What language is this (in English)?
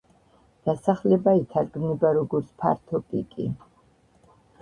Georgian